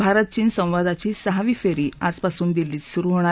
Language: Marathi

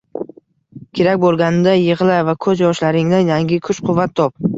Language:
Uzbek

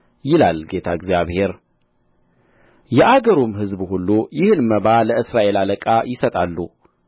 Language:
Amharic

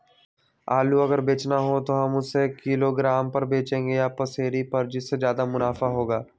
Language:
Magahi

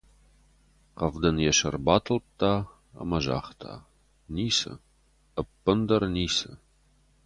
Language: Ossetic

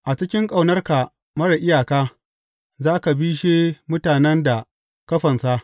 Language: Hausa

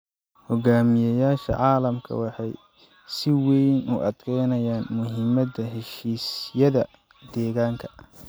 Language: Somali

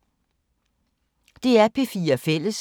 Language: Danish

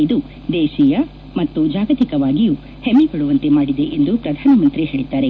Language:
Kannada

